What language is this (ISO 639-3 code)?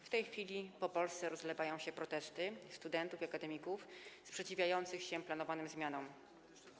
pol